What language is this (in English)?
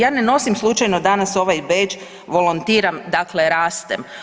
Croatian